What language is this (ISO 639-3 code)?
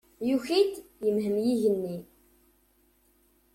kab